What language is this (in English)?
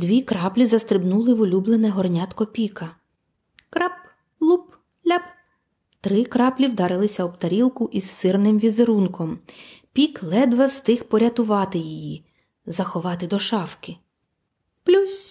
Ukrainian